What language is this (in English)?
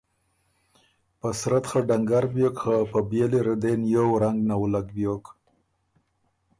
Ormuri